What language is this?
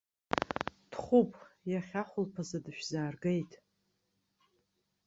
Abkhazian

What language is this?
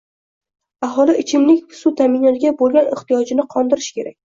Uzbek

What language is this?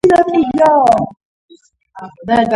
Georgian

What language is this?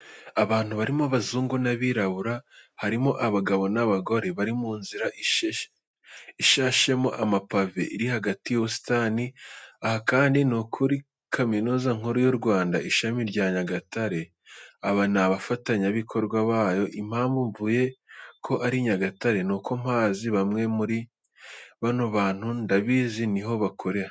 Kinyarwanda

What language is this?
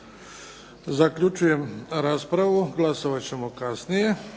Croatian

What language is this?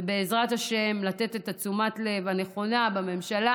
Hebrew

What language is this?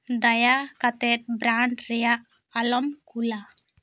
Santali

